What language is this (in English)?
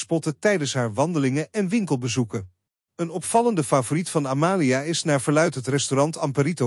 Dutch